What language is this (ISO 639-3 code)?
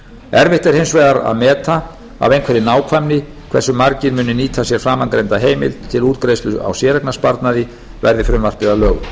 isl